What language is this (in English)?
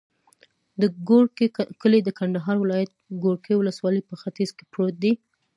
Pashto